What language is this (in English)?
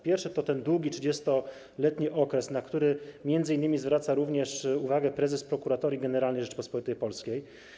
Polish